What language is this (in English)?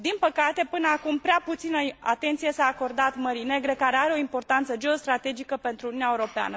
Romanian